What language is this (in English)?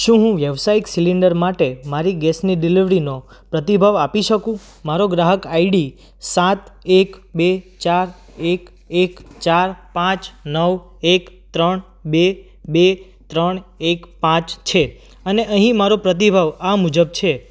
Gujarati